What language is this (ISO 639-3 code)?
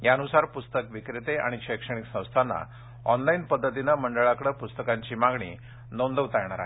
mar